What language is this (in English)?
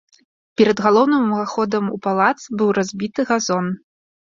Belarusian